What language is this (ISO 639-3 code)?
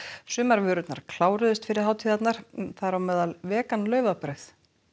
isl